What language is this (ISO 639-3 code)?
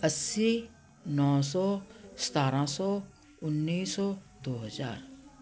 pan